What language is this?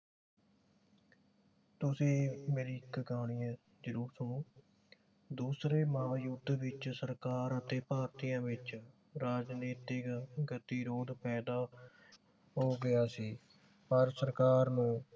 Punjabi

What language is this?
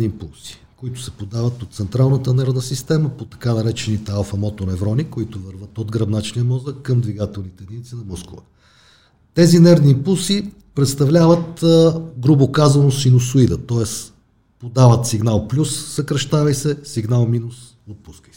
Bulgarian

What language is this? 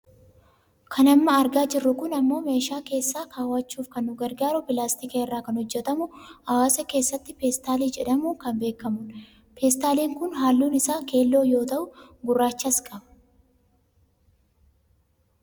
Oromo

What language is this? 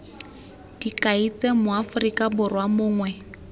Tswana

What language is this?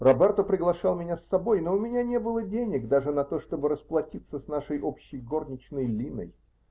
Russian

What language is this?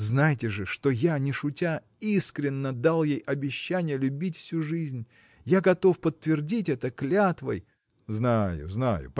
Russian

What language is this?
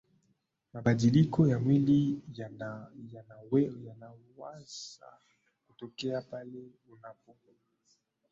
Swahili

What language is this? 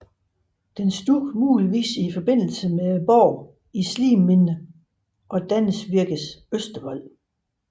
Danish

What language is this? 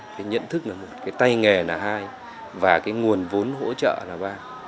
Vietnamese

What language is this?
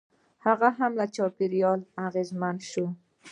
Pashto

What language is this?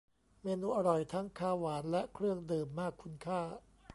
Thai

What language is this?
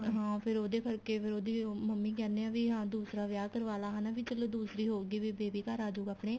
Punjabi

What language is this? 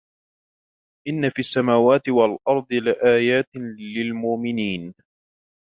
Arabic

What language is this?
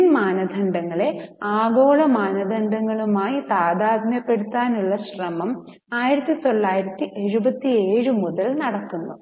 Malayalam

